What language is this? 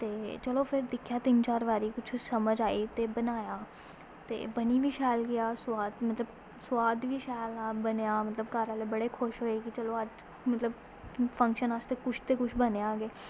Dogri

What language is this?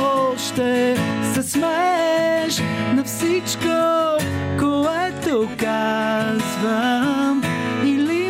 Bulgarian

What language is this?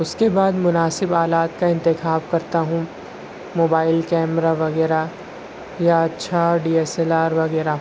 Urdu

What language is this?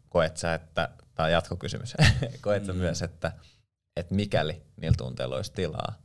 Finnish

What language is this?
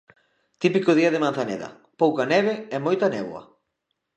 Galician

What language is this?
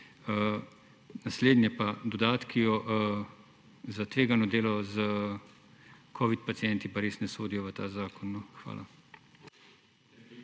Slovenian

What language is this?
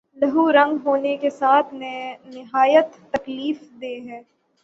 Urdu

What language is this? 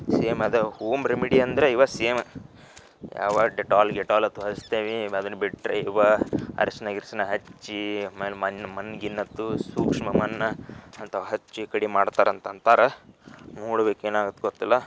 Kannada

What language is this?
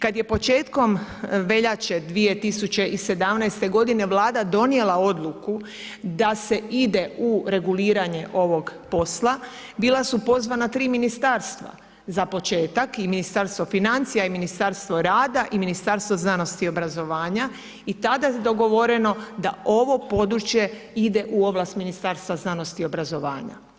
Croatian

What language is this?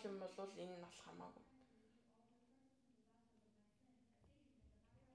Arabic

